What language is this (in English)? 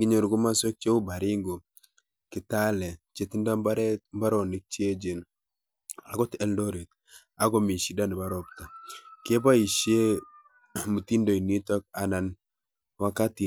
Kalenjin